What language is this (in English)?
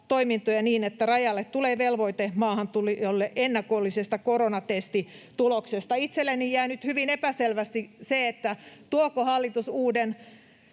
Finnish